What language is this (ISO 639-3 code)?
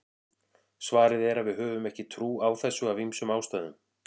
isl